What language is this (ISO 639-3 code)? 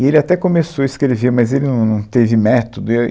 por